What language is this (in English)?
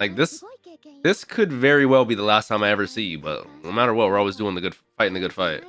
English